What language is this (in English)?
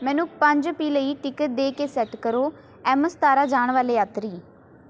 Punjabi